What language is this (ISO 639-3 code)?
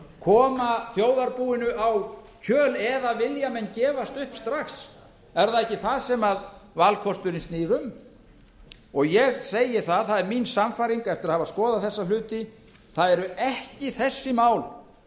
isl